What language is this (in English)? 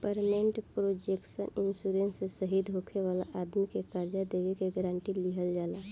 Bhojpuri